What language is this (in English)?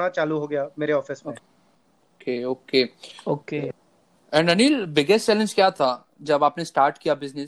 Hindi